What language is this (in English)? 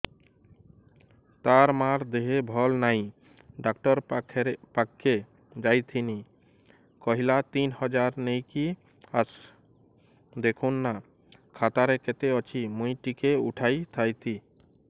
Odia